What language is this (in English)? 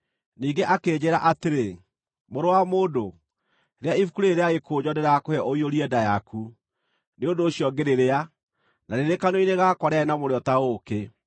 Kikuyu